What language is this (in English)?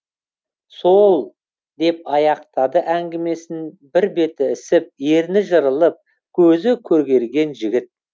Kazakh